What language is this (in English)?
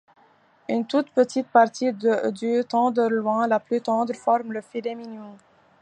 French